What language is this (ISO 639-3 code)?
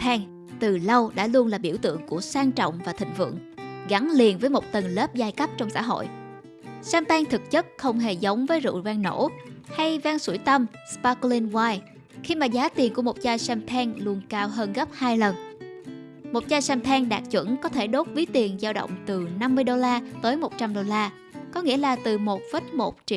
vie